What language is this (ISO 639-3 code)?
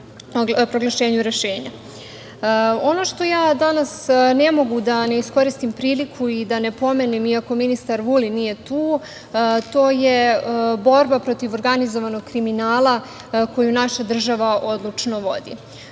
srp